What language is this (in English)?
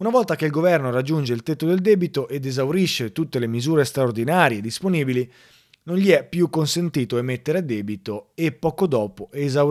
Italian